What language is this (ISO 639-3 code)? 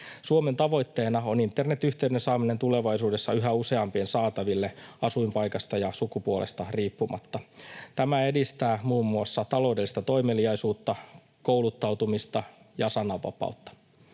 fin